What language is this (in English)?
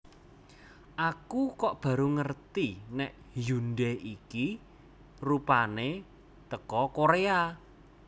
Javanese